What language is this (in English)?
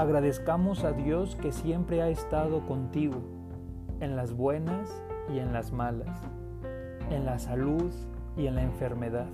Spanish